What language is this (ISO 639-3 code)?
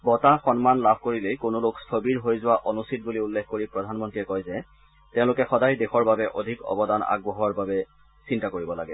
asm